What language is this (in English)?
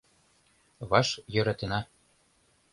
Mari